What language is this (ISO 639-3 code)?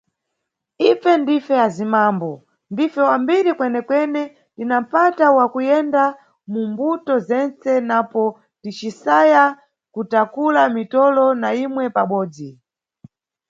nyu